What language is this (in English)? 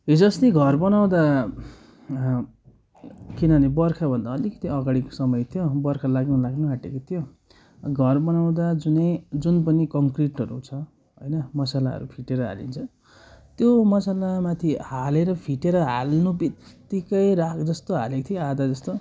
Nepali